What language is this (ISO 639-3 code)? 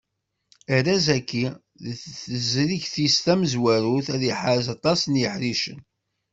kab